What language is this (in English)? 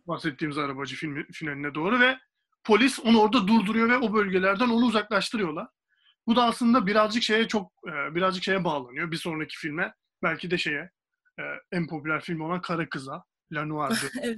Turkish